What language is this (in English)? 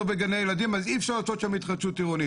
Hebrew